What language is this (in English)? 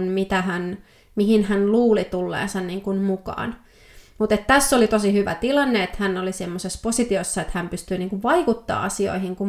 Finnish